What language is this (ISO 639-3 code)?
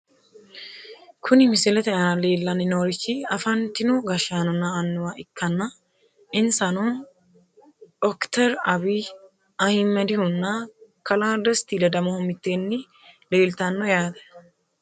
sid